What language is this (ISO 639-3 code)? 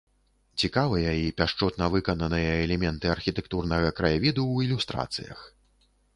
bel